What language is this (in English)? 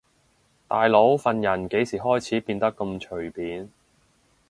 Cantonese